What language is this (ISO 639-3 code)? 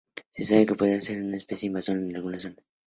spa